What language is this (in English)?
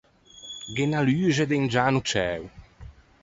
Ligurian